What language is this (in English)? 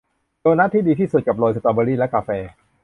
Thai